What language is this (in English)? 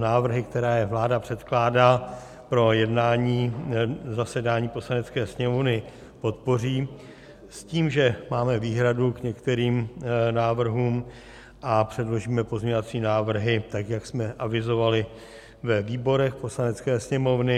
Czech